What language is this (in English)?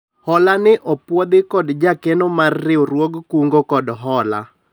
Luo (Kenya and Tanzania)